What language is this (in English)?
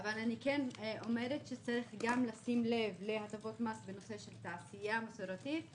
Hebrew